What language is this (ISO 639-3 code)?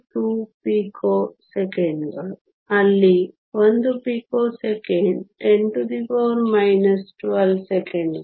kan